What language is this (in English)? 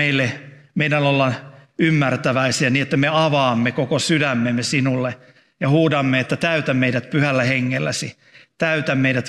Finnish